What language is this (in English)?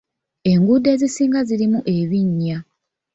Ganda